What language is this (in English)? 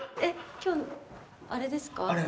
Japanese